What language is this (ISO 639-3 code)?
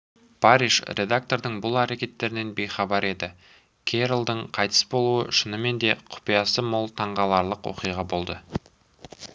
kaz